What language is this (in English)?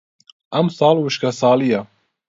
Central Kurdish